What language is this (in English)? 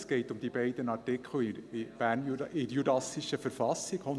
Swiss German